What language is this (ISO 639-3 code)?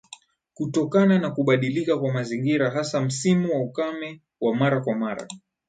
swa